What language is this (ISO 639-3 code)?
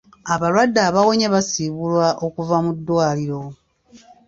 lug